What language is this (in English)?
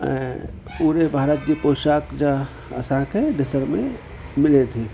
Sindhi